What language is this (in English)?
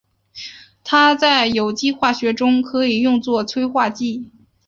Chinese